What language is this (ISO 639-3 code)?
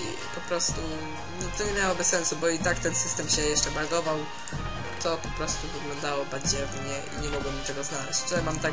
pol